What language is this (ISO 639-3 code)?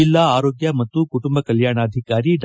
kan